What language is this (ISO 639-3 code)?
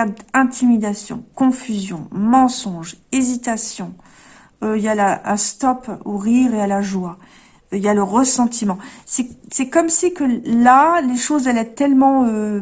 fra